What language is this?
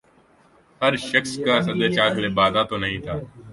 Urdu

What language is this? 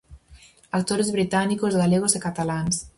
Galician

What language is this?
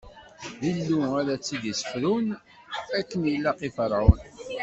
Kabyle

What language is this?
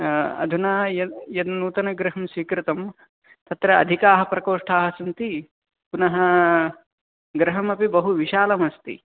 Sanskrit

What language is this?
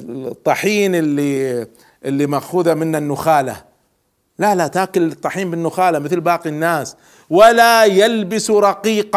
Arabic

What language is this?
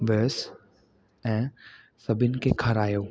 Sindhi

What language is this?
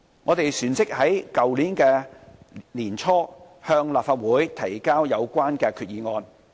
Cantonese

